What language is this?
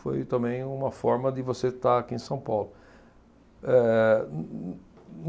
Portuguese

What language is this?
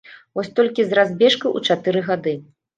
Belarusian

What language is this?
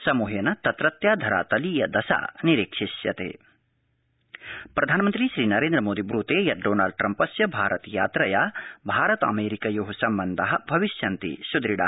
Sanskrit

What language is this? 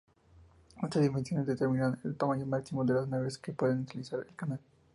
Spanish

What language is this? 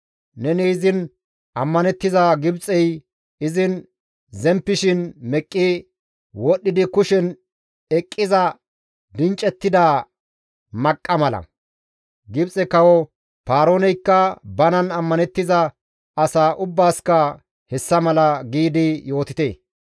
Gamo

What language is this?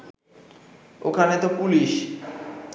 Bangla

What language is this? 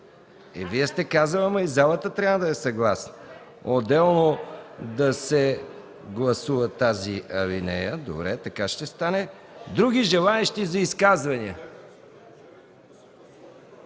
Bulgarian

